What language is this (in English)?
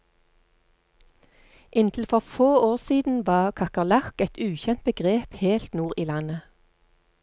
Norwegian